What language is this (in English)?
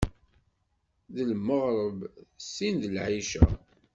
Kabyle